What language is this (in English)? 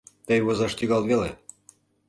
Mari